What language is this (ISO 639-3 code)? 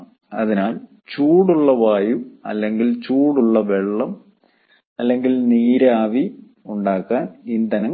mal